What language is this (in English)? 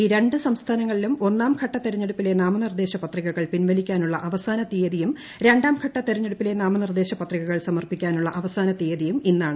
Malayalam